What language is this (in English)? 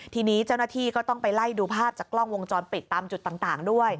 Thai